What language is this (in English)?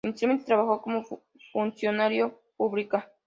Spanish